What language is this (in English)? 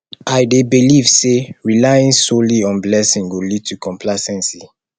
Nigerian Pidgin